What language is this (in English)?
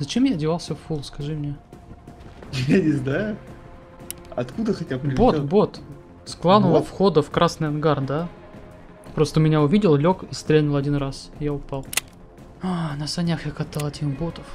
Russian